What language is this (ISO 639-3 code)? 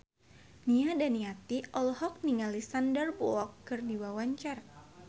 sun